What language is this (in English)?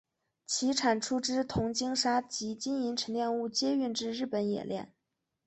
Chinese